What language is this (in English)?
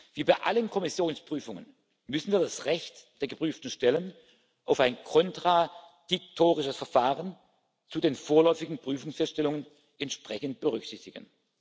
German